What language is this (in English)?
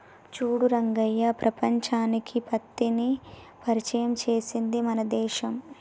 Telugu